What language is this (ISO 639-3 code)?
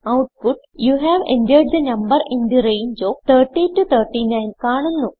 mal